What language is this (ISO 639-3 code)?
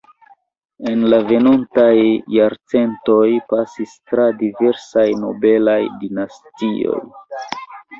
epo